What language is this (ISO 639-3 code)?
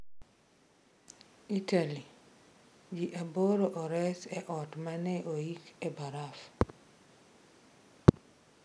luo